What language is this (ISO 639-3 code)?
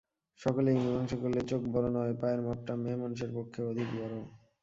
ben